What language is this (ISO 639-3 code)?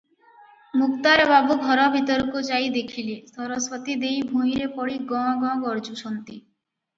ori